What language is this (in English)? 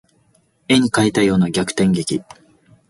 Japanese